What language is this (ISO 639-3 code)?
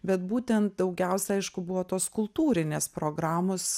lit